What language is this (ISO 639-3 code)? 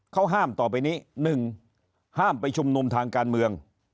tha